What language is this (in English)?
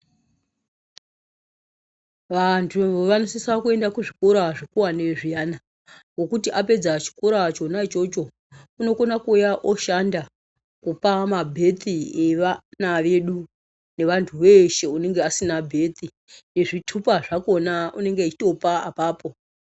Ndau